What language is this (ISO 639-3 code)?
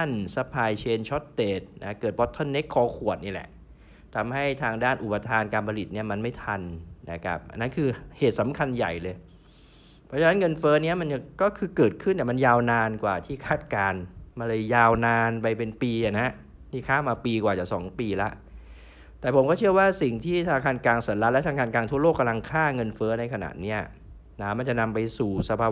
tha